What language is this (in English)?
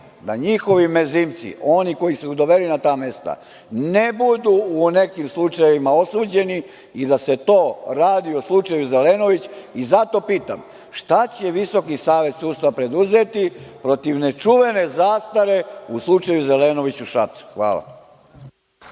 Serbian